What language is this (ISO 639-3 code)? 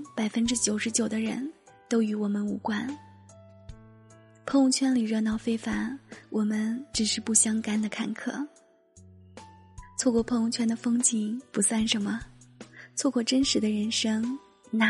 zho